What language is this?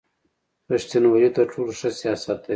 Pashto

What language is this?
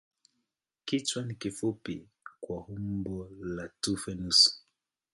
Swahili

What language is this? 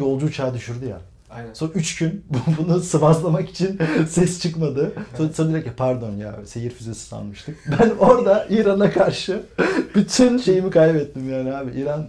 Turkish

